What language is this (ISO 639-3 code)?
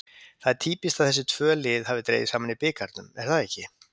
isl